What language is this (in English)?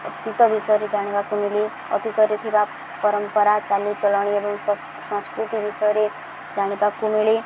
Odia